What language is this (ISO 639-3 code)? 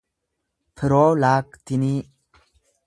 orm